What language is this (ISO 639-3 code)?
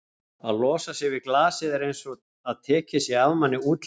isl